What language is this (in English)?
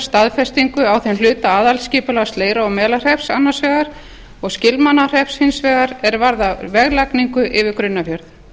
Icelandic